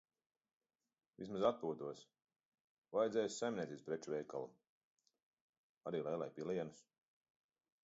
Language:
Latvian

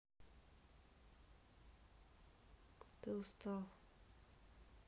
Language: Russian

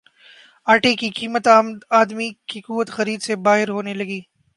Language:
Urdu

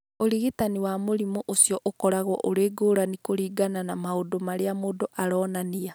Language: Kikuyu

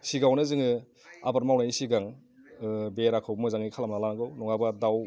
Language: Bodo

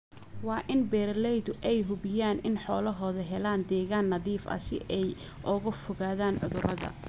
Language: Somali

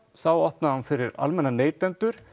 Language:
Icelandic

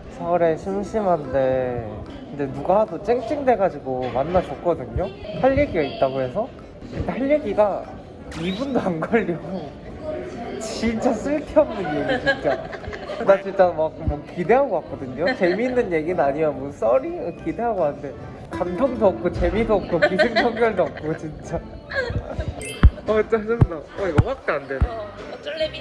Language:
Korean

